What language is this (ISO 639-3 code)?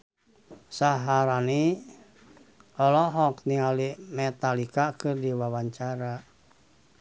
sun